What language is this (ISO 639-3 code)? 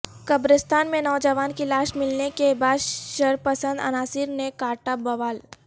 urd